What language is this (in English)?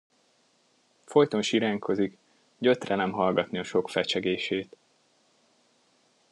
Hungarian